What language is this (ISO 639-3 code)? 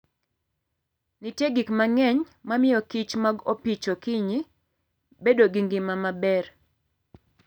luo